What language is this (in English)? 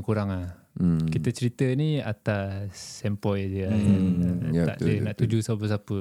Malay